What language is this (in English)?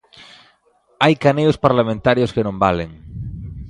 Galician